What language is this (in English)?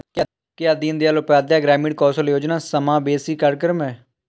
Hindi